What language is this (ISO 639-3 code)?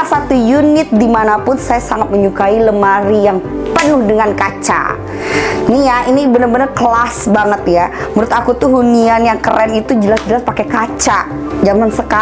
ind